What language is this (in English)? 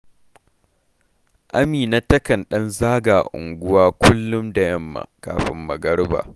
Hausa